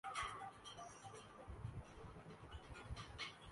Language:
Urdu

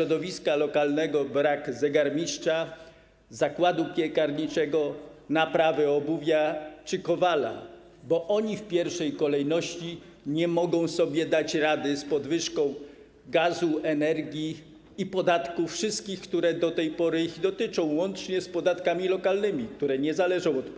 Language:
Polish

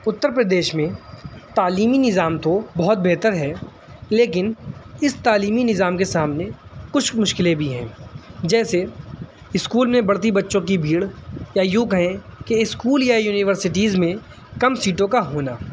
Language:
Urdu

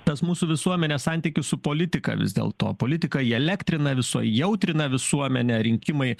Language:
Lithuanian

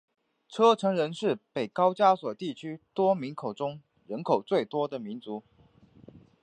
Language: Chinese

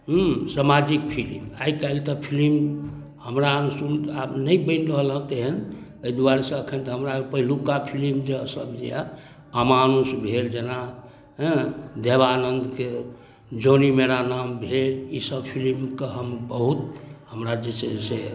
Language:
Maithili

